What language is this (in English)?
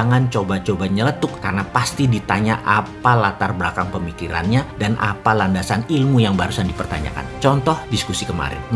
Indonesian